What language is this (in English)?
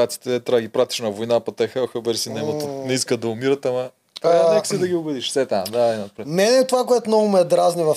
Bulgarian